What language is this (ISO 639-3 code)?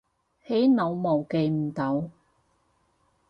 yue